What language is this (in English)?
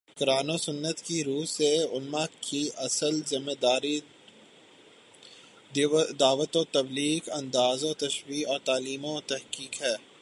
Urdu